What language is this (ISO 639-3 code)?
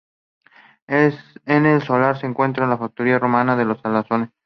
spa